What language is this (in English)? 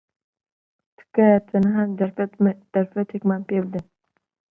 Central Kurdish